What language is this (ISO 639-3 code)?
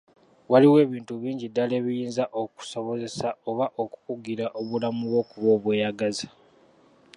lug